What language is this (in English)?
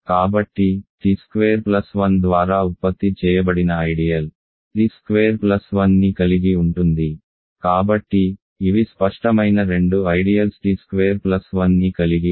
Telugu